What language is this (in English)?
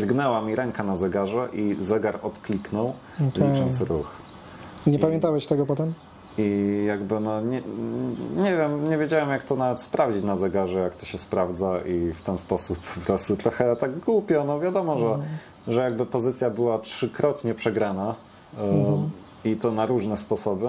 Polish